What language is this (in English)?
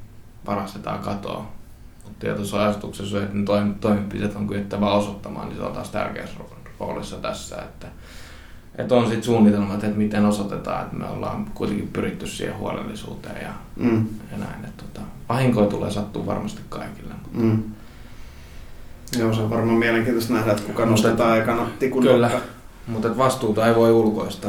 Finnish